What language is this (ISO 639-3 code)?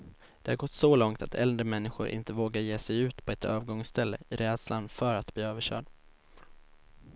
swe